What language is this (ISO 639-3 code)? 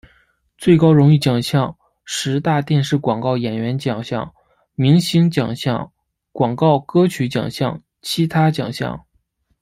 zho